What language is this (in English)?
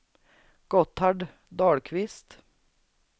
Swedish